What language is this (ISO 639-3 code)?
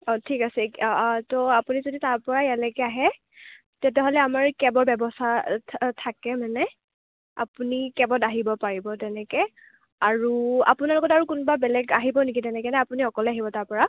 asm